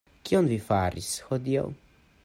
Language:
Esperanto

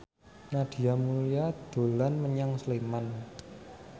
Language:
Javanese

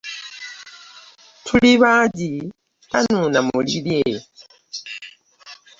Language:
Ganda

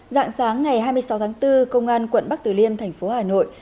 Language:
Vietnamese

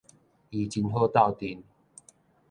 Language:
Min Nan Chinese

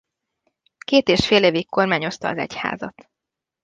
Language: Hungarian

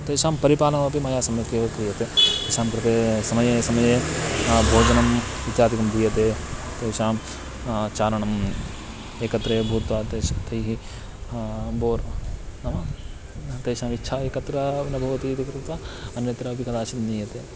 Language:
Sanskrit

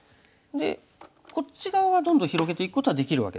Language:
Japanese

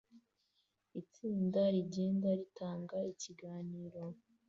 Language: Kinyarwanda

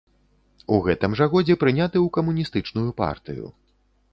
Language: Belarusian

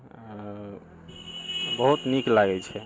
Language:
Maithili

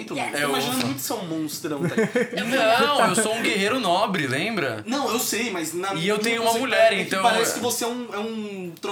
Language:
Portuguese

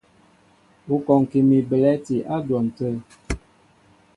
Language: Mbo (Cameroon)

